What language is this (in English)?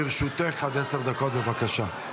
Hebrew